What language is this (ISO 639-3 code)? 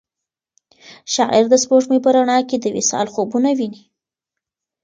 pus